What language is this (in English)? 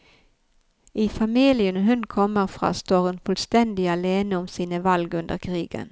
Norwegian